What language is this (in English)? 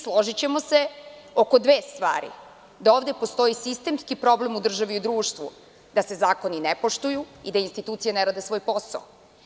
Serbian